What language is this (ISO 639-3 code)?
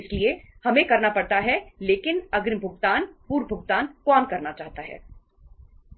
hin